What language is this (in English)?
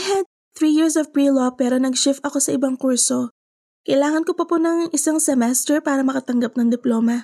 Filipino